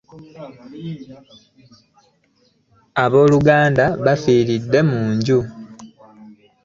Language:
Ganda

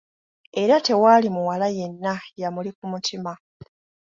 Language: Ganda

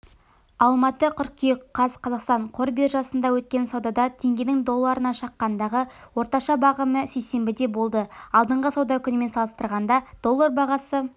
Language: Kazakh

